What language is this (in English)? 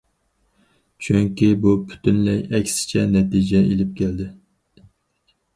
Uyghur